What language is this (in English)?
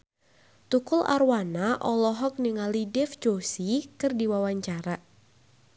Sundanese